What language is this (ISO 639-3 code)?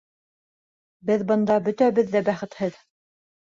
bak